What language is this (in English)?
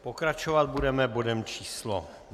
Czech